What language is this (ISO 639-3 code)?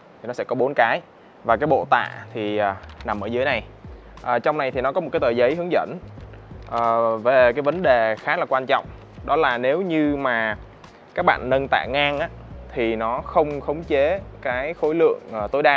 vie